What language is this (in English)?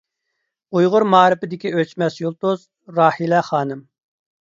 Uyghur